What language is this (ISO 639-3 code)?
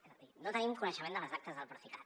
cat